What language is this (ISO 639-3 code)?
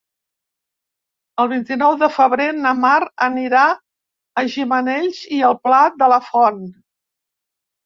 cat